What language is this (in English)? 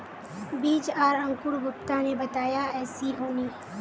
Magahi